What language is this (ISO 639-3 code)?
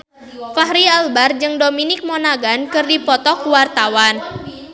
sun